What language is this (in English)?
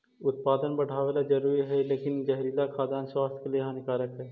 Magahi